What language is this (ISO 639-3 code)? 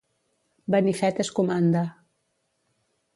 cat